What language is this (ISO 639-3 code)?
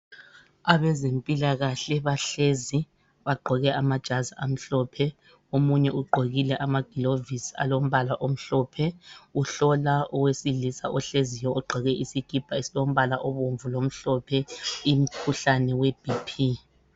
nde